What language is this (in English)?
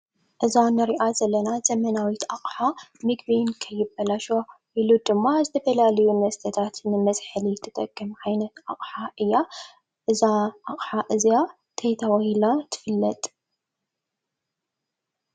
Tigrinya